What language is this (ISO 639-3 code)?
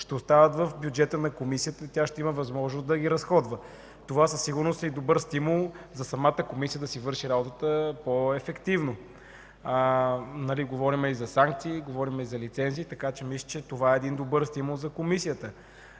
bul